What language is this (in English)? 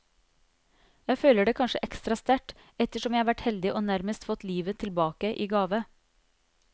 Norwegian